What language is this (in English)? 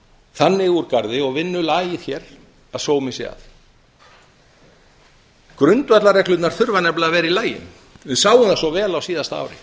Icelandic